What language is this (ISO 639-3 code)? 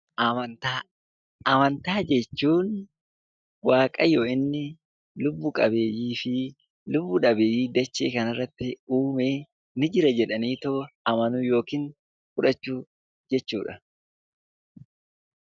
orm